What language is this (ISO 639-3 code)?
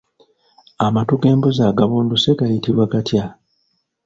lug